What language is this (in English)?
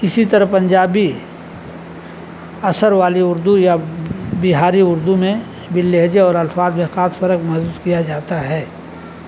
Urdu